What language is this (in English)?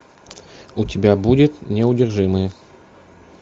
Russian